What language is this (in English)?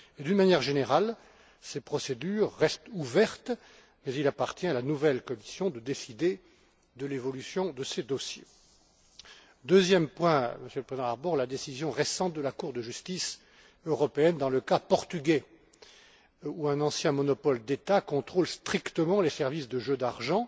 French